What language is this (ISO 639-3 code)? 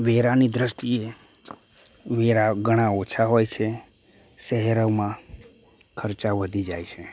guj